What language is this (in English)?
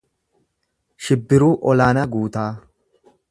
Oromo